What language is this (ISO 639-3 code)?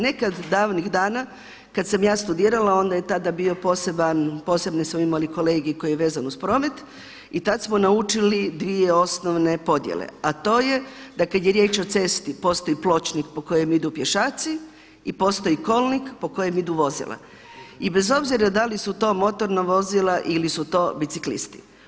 hrv